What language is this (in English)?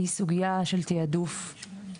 Hebrew